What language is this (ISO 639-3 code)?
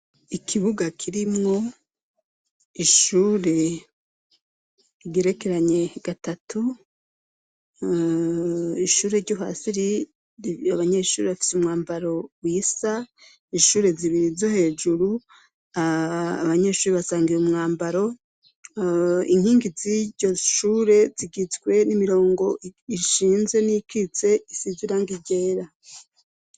run